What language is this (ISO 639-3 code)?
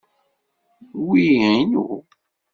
kab